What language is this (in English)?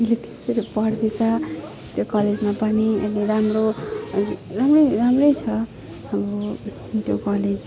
Nepali